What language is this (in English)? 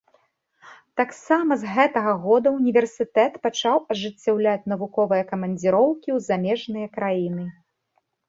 Belarusian